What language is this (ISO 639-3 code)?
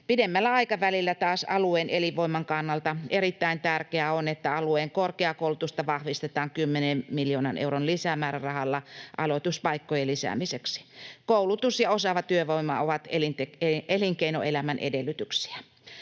fin